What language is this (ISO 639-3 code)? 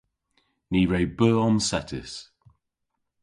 cor